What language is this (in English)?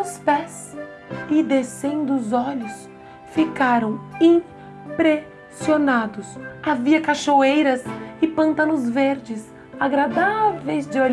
Portuguese